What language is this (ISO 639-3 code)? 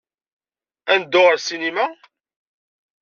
kab